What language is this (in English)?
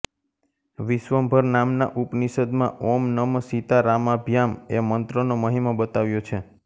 Gujarati